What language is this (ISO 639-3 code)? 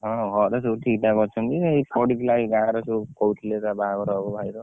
ori